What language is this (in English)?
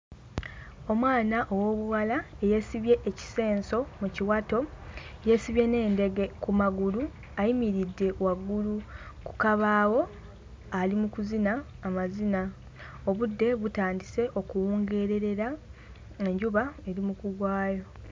Ganda